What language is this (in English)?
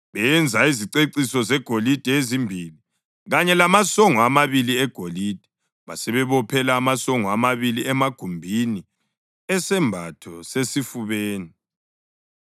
North Ndebele